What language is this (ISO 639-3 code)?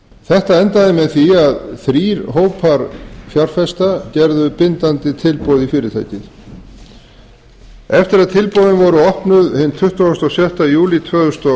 isl